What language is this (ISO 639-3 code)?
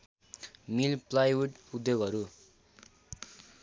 nep